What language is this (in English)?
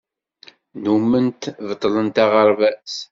Kabyle